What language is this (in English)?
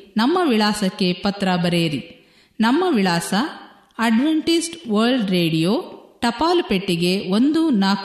Kannada